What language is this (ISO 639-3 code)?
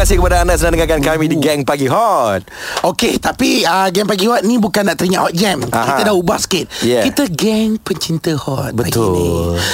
msa